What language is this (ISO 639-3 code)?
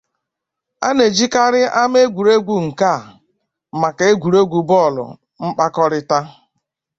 ibo